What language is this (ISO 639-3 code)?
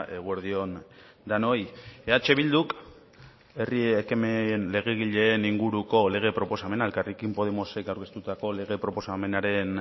eus